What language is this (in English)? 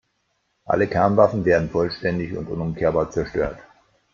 German